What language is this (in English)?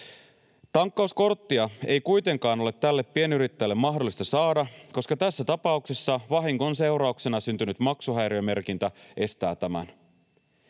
Finnish